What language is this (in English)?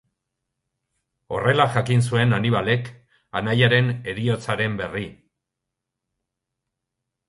Basque